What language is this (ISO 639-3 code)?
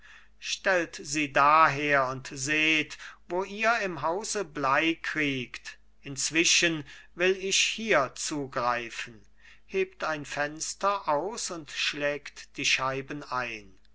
deu